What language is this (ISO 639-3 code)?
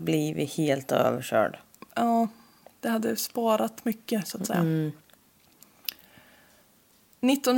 swe